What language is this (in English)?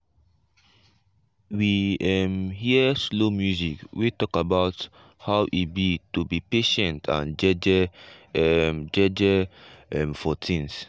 Nigerian Pidgin